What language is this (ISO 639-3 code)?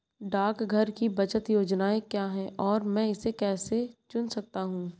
hin